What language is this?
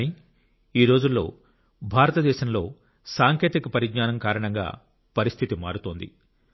Telugu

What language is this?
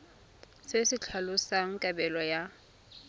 Tswana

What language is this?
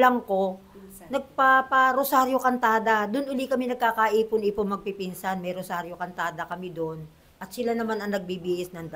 Filipino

